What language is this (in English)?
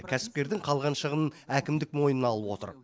Kazakh